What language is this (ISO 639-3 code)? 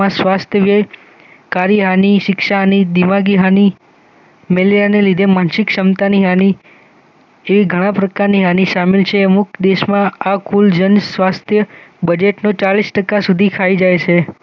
guj